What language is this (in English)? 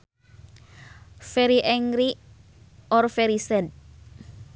Sundanese